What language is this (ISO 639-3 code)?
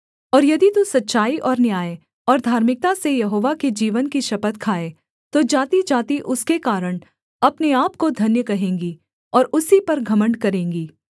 hin